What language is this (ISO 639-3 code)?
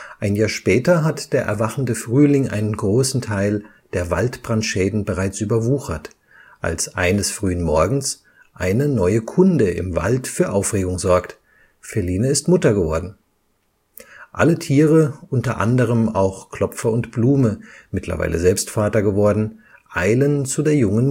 deu